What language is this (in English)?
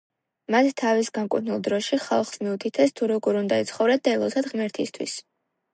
Georgian